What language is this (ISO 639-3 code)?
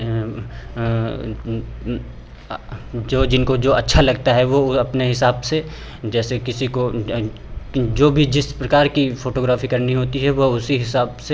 hin